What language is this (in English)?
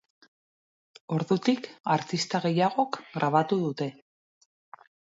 Basque